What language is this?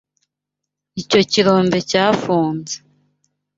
Kinyarwanda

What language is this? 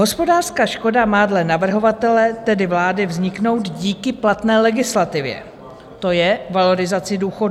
Czech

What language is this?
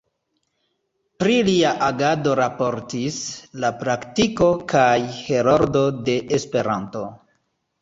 Esperanto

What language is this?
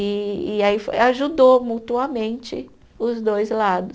Portuguese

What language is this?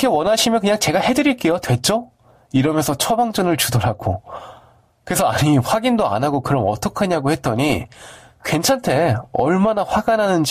Korean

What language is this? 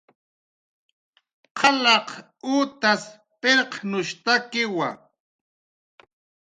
Jaqaru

